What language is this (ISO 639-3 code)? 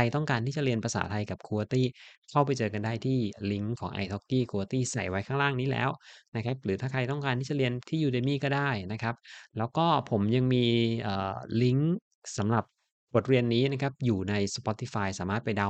tha